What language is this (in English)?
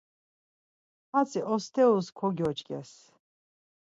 Laz